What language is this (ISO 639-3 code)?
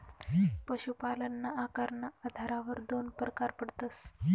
mar